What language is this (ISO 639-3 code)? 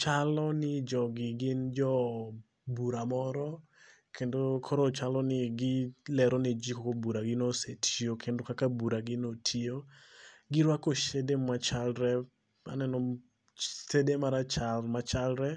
luo